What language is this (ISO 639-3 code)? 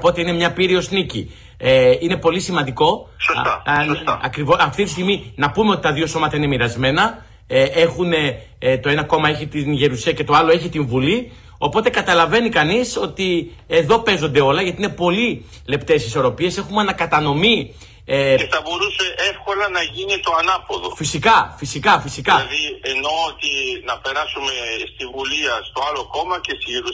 ell